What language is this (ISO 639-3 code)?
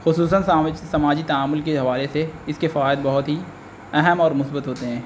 urd